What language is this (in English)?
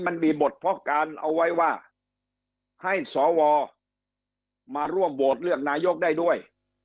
Thai